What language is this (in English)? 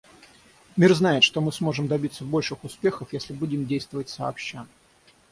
Russian